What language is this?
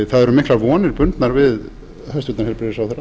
Icelandic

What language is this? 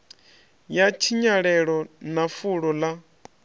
Venda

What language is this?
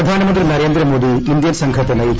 Malayalam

